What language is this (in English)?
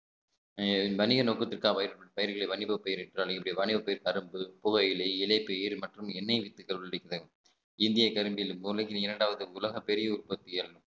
Tamil